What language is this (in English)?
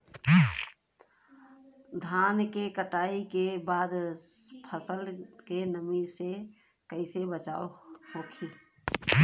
Bhojpuri